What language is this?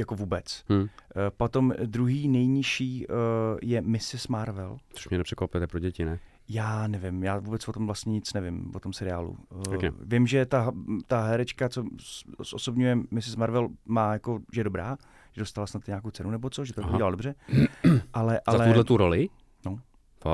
Czech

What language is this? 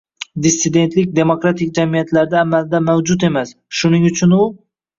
Uzbek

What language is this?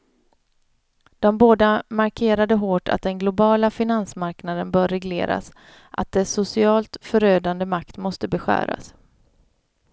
Swedish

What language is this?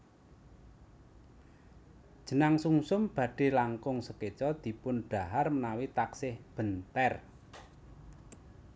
Javanese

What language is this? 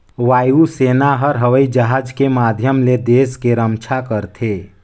Chhattisgarhi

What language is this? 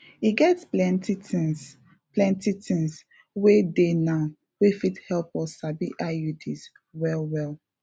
Nigerian Pidgin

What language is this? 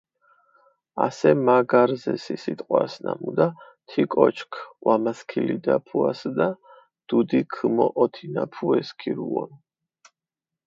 Mingrelian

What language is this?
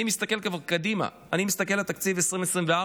Hebrew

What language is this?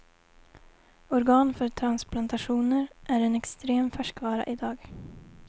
Swedish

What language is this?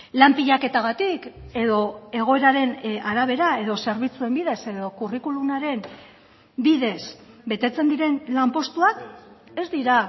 Basque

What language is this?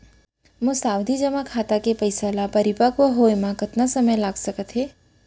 Chhattisgarhi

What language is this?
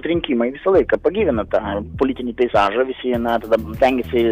Lithuanian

